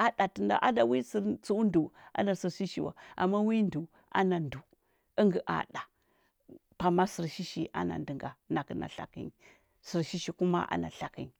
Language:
Huba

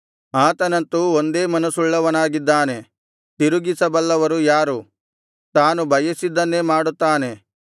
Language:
Kannada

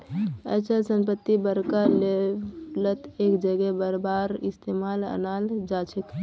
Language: Magahi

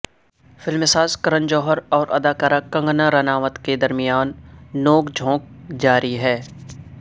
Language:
Urdu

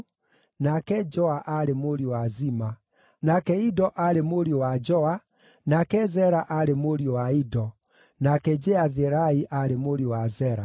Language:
Kikuyu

